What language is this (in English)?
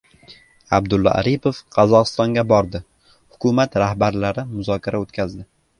Uzbek